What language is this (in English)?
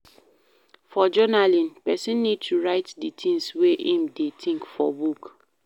Nigerian Pidgin